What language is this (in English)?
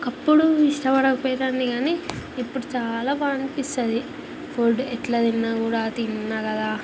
Telugu